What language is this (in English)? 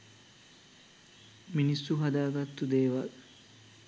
Sinhala